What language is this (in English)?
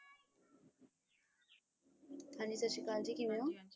Punjabi